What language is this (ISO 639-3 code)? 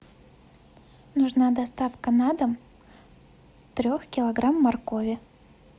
rus